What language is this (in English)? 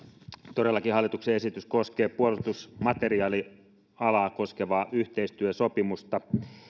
Finnish